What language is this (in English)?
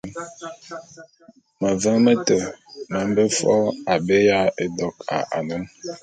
Bulu